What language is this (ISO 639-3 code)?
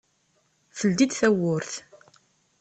kab